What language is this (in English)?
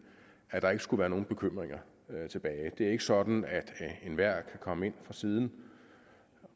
Danish